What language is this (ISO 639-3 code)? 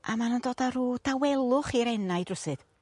cym